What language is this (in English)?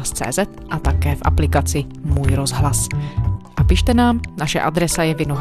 Czech